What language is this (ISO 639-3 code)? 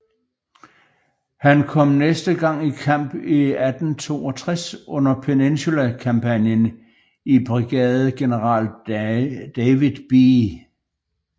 dan